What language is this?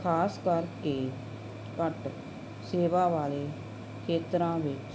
Punjabi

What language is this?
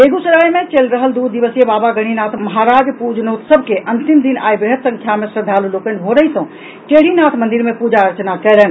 Maithili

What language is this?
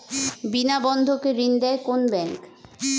Bangla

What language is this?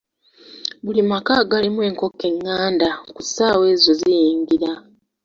Ganda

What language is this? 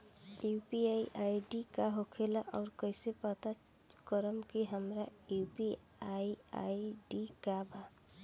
Bhojpuri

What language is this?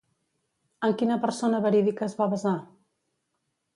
Catalan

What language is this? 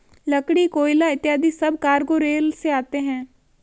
Hindi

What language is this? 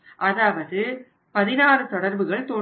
Tamil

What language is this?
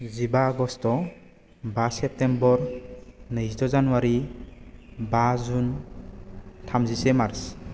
Bodo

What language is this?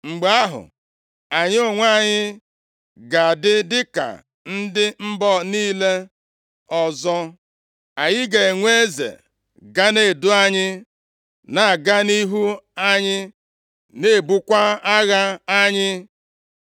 Igbo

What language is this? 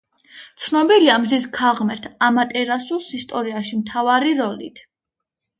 Georgian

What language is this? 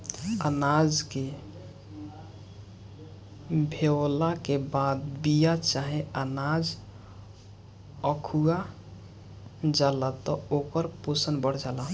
Bhojpuri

